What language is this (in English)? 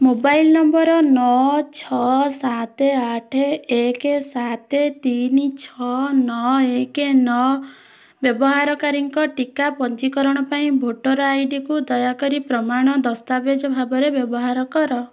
Odia